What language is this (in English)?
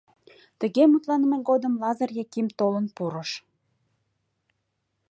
Mari